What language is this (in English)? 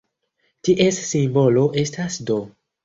Esperanto